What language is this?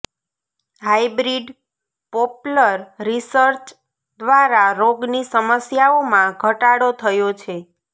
Gujarati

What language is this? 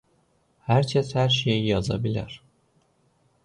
Azerbaijani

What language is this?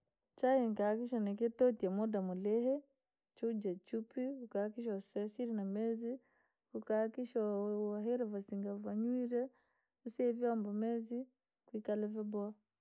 Langi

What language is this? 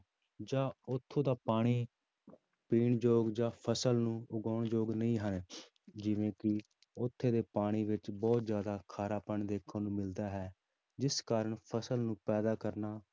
Punjabi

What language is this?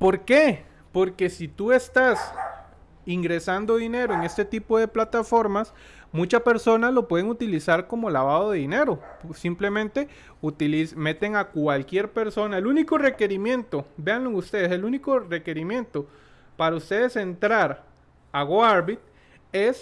Spanish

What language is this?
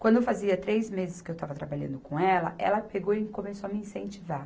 Portuguese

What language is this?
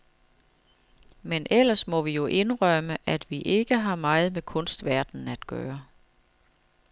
Danish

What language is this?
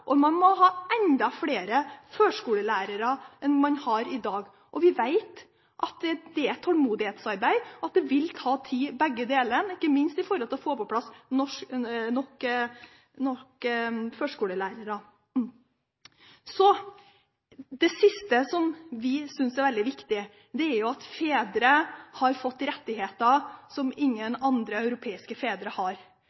Norwegian Bokmål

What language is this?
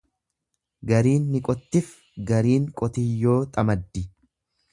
Oromo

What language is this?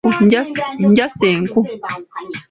Ganda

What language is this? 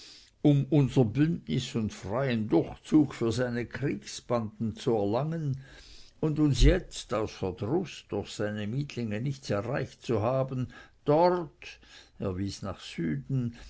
German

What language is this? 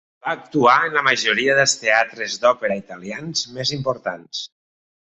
Catalan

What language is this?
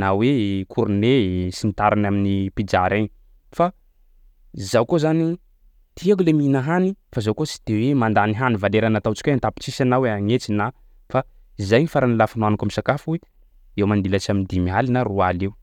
Sakalava Malagasy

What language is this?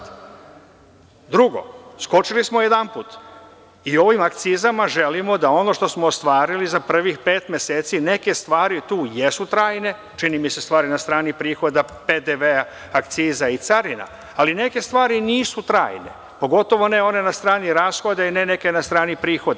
Serbian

